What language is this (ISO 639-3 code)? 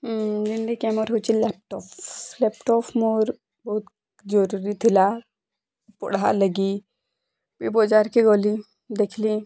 ori